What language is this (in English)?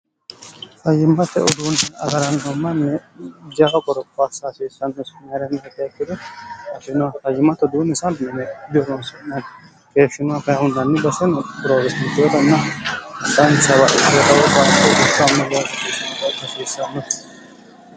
Sidamo